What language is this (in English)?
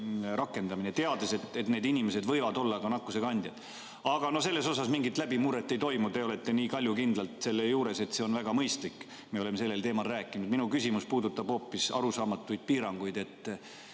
Estonian